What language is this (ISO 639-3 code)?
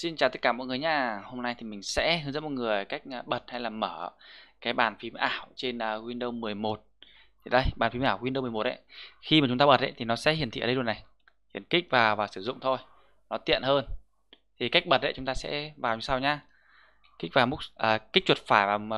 vie